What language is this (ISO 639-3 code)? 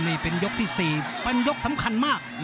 tha